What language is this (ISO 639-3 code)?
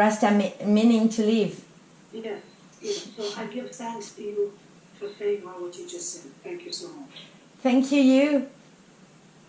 eng